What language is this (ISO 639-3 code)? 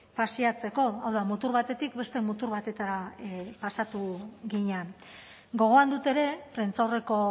eus